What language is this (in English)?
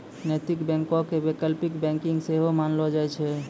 Maithili